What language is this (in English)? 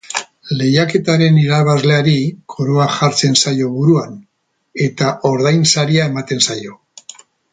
Basque